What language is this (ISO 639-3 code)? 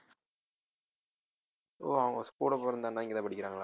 tam